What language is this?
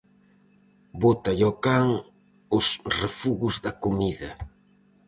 Galician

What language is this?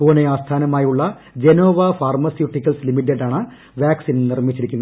Malayalam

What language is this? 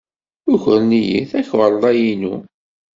Kabyle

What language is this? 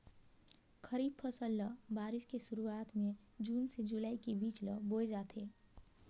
Chhattisgarhi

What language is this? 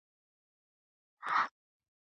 Georgian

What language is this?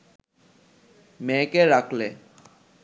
Bangla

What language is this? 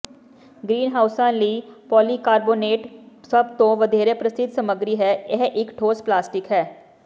Punjabi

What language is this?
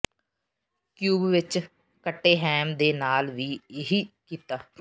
Punjabi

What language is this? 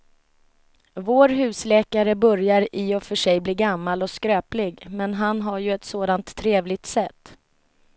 Swedish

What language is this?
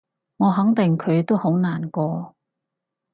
Cantonese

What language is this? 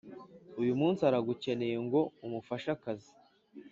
Kinyarwanda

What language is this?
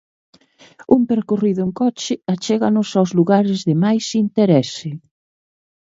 Galician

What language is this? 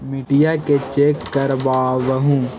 Magahi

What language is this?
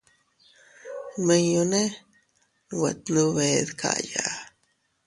Teutila Cuicatec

